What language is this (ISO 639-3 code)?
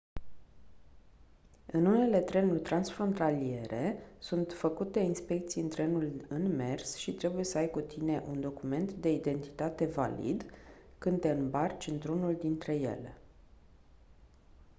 ron